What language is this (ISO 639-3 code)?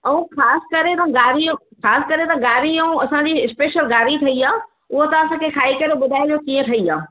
snd